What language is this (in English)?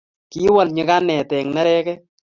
Kalenjin